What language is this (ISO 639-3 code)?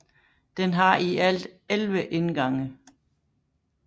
dan